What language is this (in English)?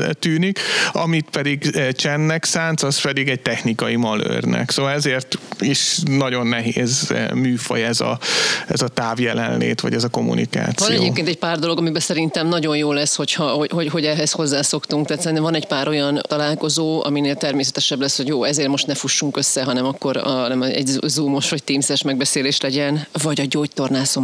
Hungarian